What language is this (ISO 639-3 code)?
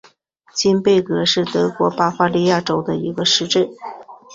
zho